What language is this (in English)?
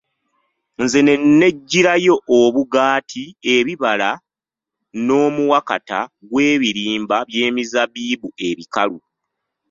Ganda